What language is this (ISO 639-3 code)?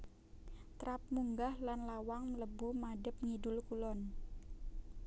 jav